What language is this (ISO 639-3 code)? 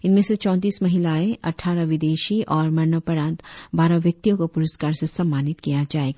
hin